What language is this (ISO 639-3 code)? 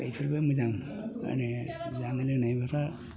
brx